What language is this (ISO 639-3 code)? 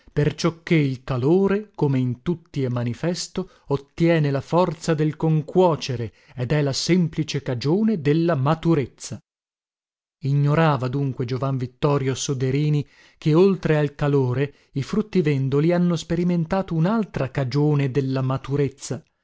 ita